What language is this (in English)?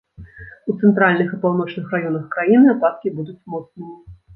Belarusian